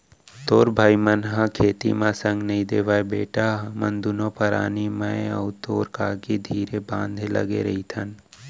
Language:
Chhattisgarhi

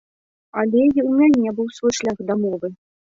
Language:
Belarusian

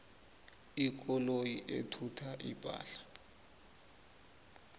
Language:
South Ndebele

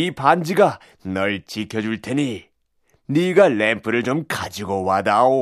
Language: Korean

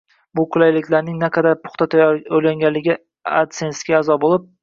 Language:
Uzbek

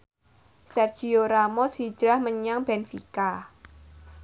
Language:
Javanese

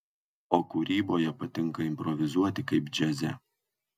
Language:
Lithuanian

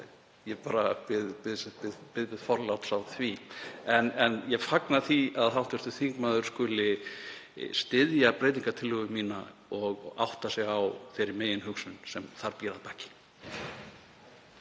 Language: Icelandic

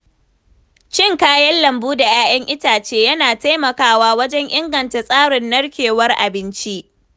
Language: Hausa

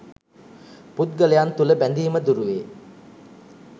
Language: Sinhala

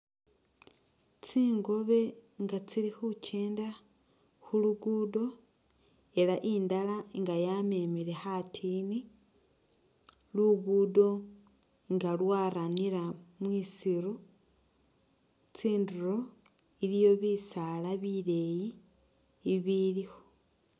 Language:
Masaaba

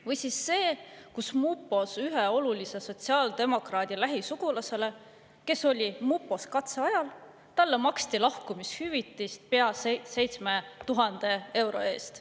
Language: Estonian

